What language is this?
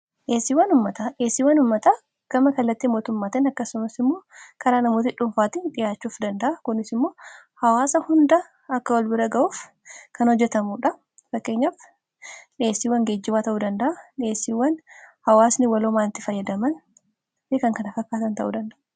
Oromo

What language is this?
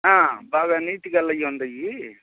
Telugu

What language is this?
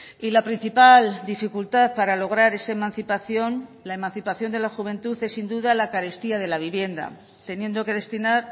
Spanish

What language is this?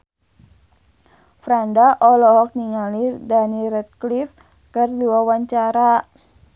Sundanese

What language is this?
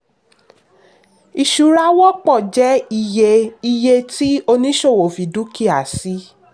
Yoruba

